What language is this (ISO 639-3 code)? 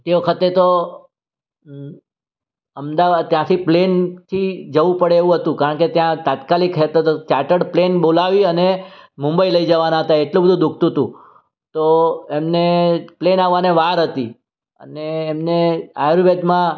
guj